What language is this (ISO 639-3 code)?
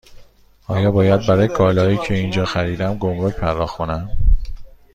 fas